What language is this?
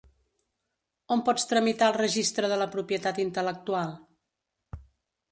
Catalan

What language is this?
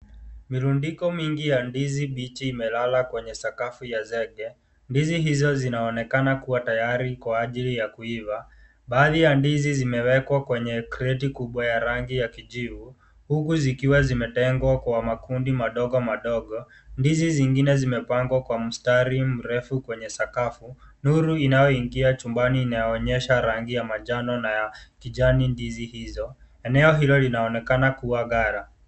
Swahili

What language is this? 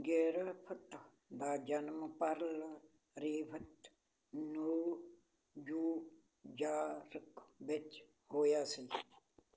Punjabi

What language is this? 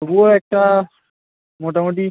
Bangla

